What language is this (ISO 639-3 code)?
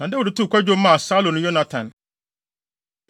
aka